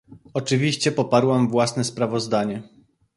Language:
Polish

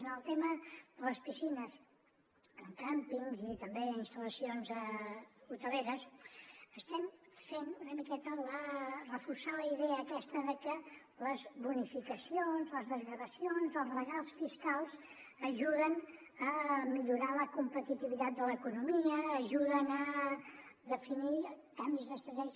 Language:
Catalan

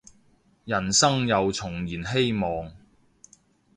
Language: Cantonese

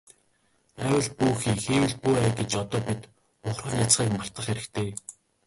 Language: Mongolian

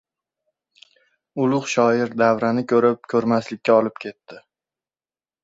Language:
Uzbek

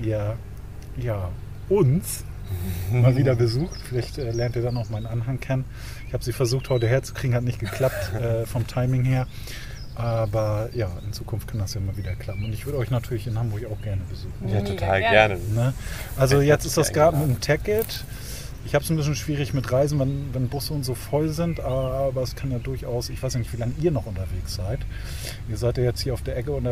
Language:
German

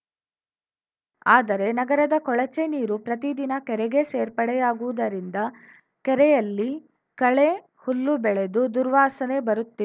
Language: Kannada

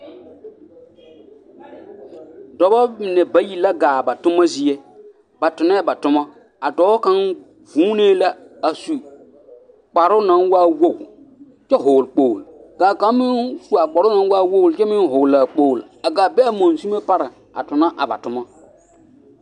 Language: Southern Dagaare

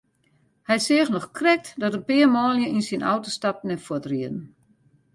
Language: Western Frisian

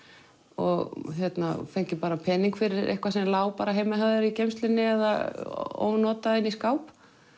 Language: Icelandic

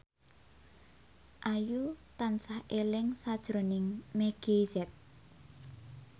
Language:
Javanese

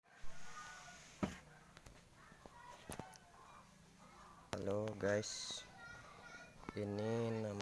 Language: Indonesian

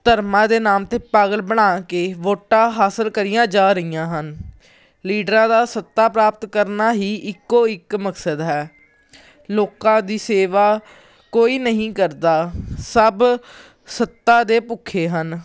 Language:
Punjabi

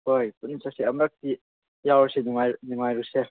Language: Manipuri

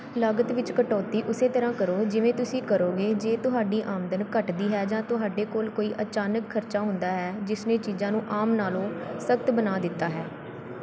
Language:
Punjabi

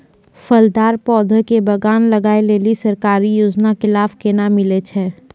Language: Maithili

